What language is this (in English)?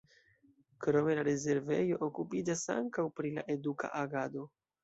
Esperanto